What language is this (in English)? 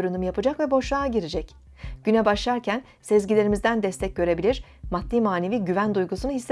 Turkish